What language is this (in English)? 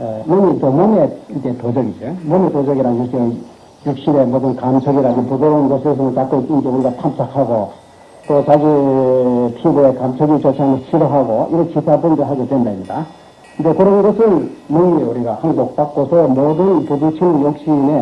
Korean